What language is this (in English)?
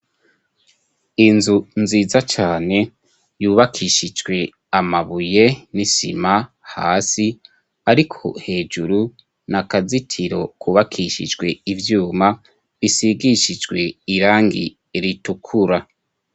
Rundi